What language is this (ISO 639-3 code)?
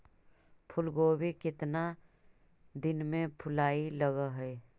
mag